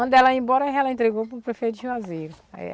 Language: Portuguese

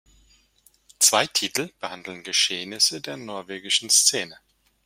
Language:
German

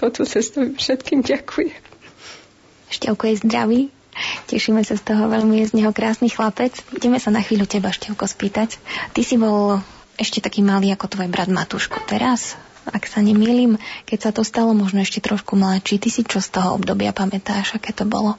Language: Slovak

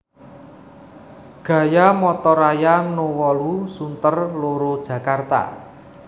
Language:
Javanese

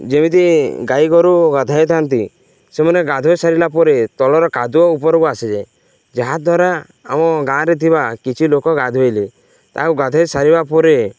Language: Odia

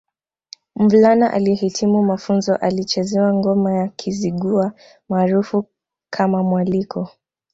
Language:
Swahili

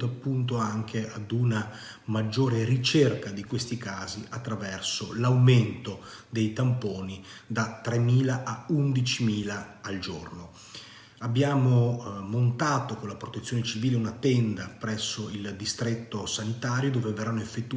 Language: Italian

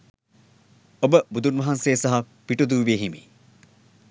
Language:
Sinhala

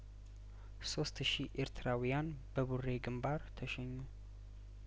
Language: Amharic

